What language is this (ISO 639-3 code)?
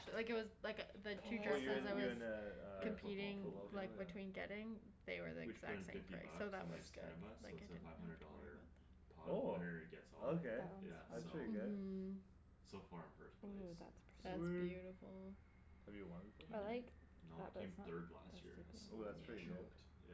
eng